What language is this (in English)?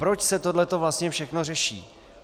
Czech